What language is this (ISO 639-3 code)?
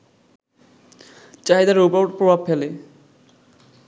ben